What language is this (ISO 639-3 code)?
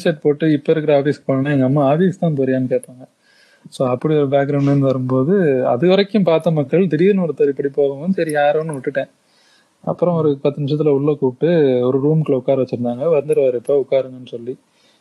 tam